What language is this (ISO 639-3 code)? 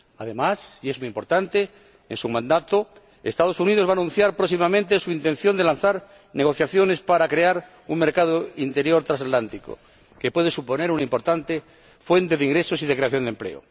spa